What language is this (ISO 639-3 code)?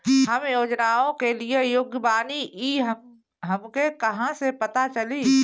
bho